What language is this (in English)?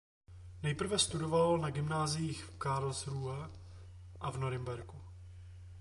Czech